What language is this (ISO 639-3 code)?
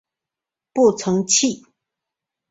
zho